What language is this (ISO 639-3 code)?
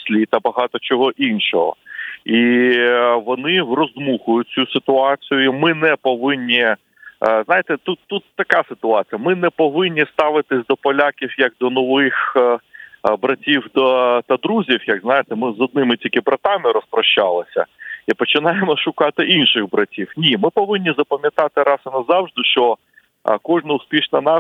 ukr